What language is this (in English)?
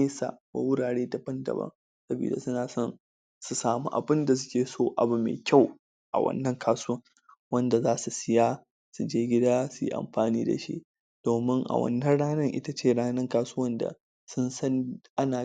Hausa